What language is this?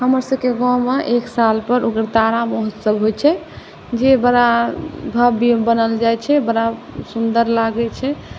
Maithili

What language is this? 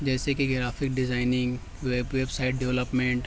Urdu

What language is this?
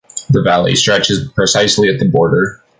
English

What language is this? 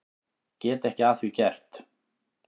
Icelandic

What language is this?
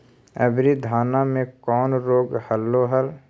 Magahi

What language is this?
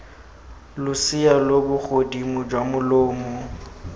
Tswana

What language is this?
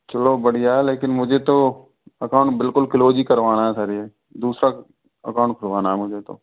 Hindi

